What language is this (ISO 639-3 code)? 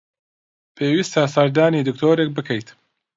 ckb